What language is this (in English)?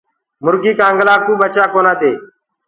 Gurgula